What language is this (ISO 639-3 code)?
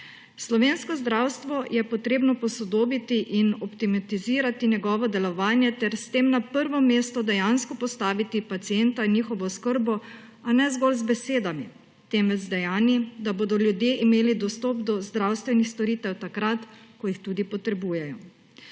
slv